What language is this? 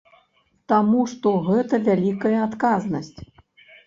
Belarusian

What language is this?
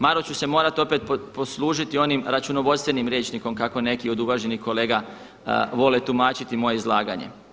Croatian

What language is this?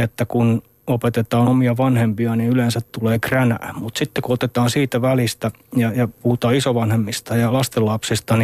Finnish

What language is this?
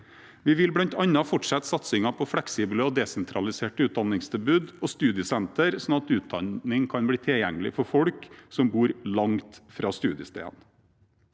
Norwegian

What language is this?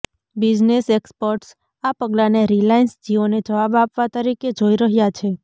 Gujarati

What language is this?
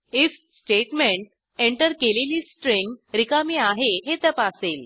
Marathi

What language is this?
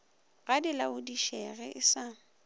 Northern Sotho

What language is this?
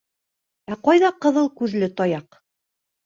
Bashkir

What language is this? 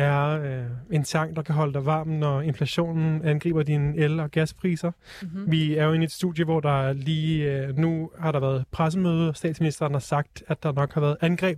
Danish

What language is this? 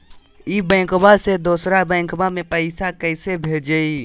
Magahi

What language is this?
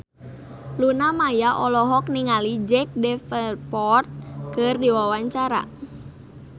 Sundanese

